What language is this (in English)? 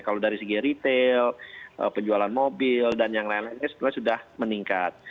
Indonesian